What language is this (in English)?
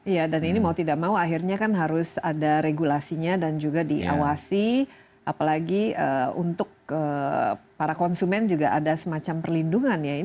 Indonesian